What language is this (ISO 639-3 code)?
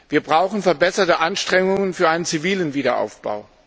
deu